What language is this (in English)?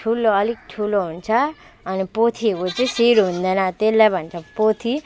Nepali